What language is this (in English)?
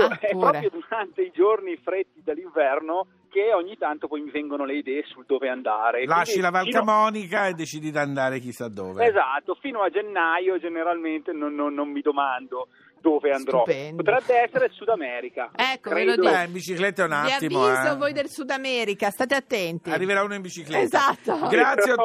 Italian